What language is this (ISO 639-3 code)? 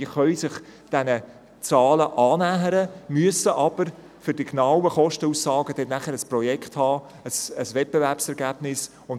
gsw